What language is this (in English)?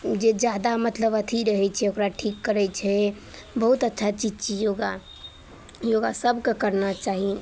Maithili